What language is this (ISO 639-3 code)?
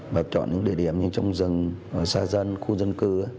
vie